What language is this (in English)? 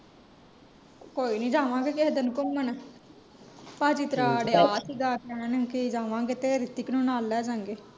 Punjabi